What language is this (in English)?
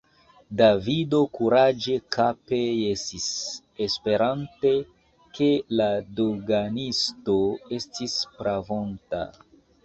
Esperanto